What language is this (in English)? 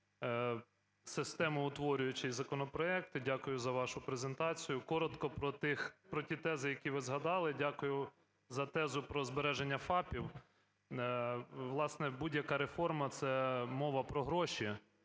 Ukrainian